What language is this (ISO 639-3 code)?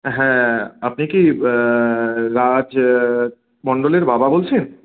ben